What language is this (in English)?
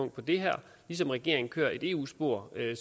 Danish